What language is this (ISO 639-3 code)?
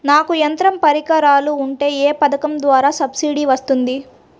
tel